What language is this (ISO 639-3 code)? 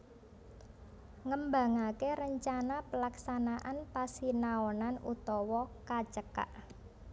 jav